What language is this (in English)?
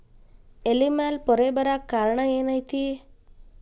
Kannada